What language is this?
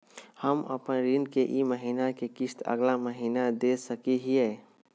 Magahi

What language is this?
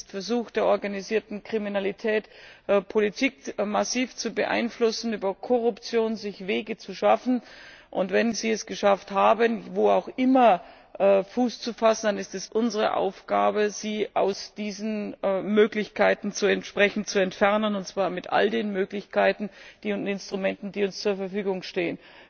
German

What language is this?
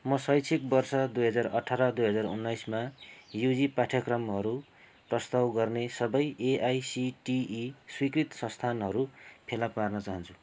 Nepali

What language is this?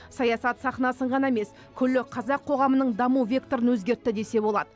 Kazakh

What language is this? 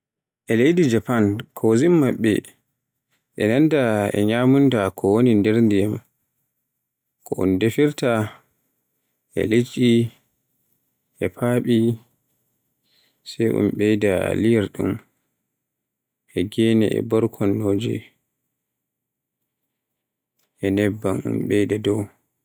Borgu Fulfulde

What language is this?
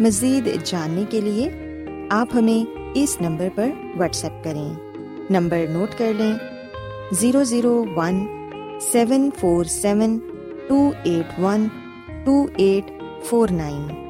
Urdu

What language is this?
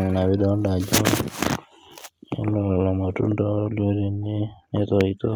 Masai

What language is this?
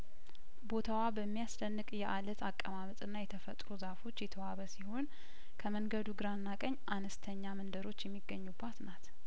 Amharic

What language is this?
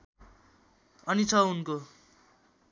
Nepali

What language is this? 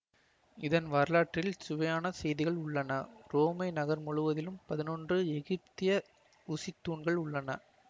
Tamil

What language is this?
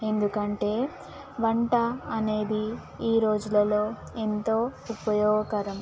Telugu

